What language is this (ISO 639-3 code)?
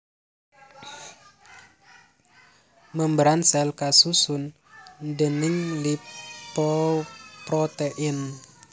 jav